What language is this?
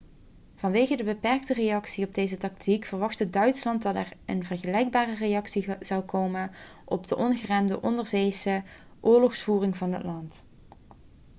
Dutch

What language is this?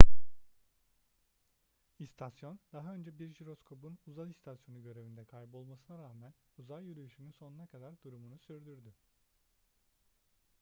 Turkish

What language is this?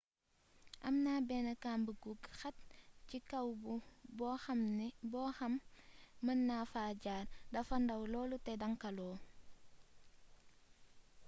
Wolof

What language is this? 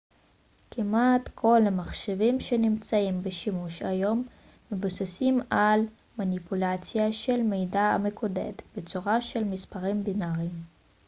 Hebrew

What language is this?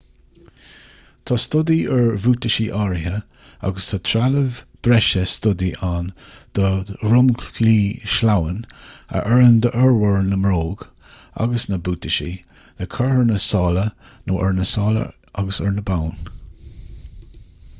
Irish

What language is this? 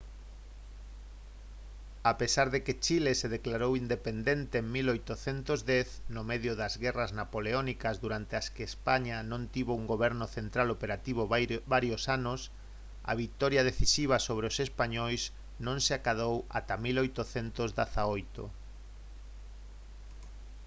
Galician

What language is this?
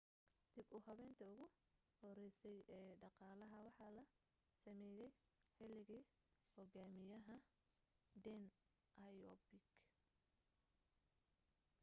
Somali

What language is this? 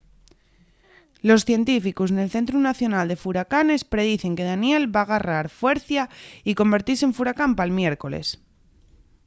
Asturian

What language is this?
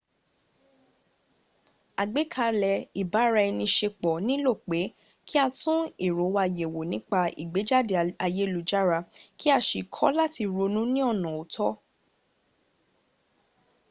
Yoruba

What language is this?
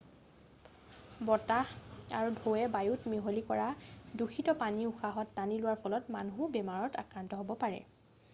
Assamese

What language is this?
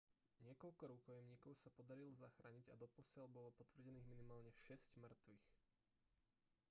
Slovak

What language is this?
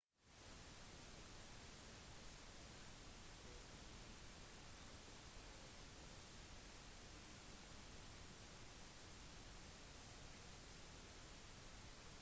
Norwegian Bokmål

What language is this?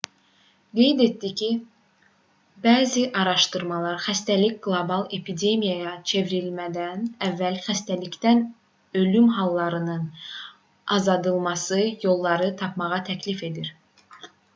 Azerbaijani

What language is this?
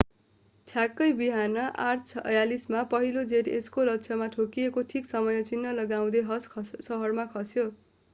Nepali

